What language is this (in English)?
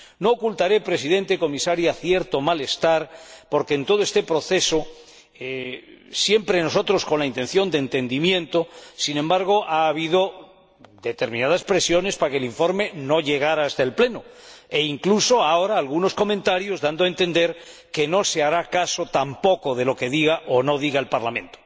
Spanish